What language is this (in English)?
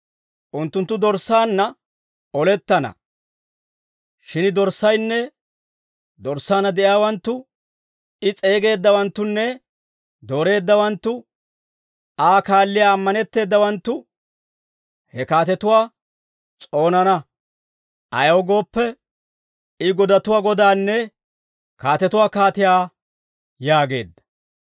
Dawro